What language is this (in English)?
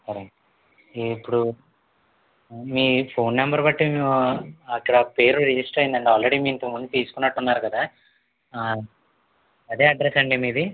Telugu